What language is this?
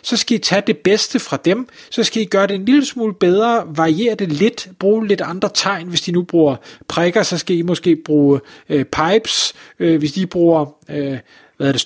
Danish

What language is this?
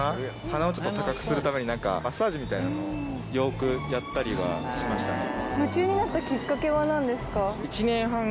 Japanese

